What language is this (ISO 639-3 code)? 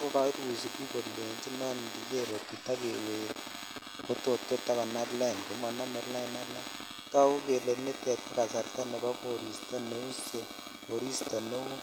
kln